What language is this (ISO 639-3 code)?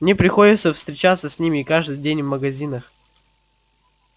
rus